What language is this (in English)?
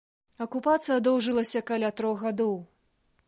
Belarusian